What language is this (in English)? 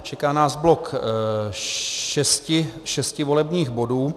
Czech